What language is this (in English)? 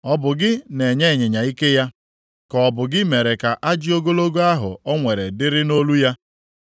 Igbo